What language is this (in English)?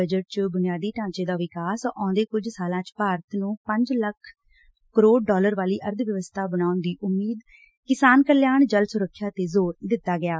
Punjabi